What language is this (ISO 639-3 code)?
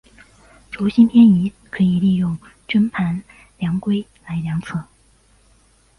zho